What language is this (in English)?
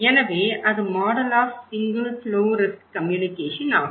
Tamil